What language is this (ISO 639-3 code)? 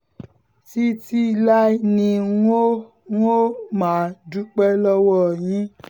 yor